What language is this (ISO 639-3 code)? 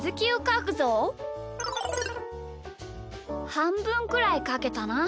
jpn